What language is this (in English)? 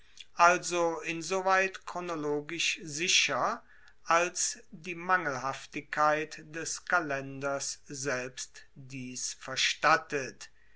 German